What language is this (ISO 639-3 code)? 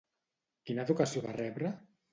cat